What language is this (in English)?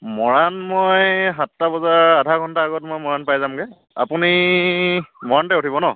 Assamese